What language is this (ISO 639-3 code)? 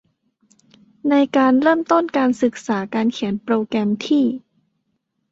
tha